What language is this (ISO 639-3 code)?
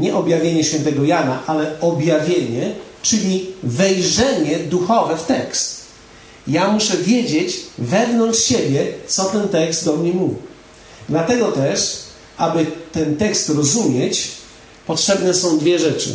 pol